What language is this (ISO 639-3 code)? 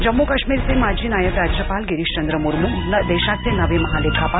mar